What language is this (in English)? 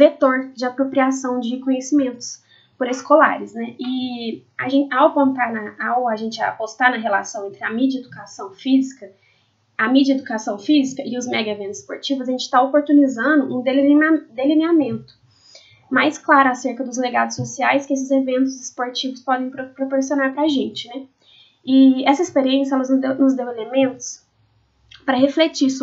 Portuguese